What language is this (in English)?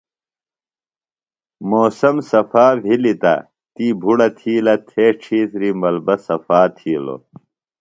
Phalura